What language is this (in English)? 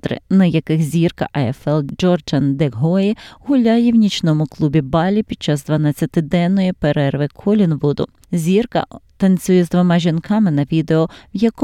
Ukrainian